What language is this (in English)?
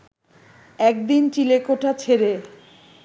Bangla